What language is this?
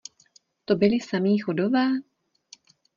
Czech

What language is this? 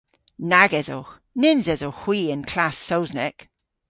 Cornish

